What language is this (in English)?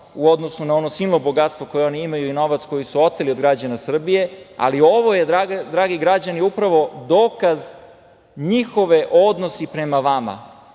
Serbian